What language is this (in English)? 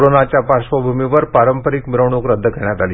Marathi